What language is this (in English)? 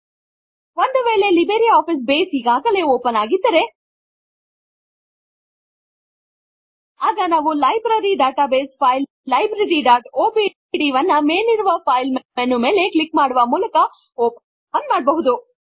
Kannada